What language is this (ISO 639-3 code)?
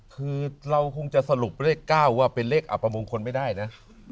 tha